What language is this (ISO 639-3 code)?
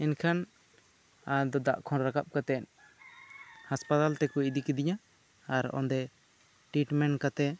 sat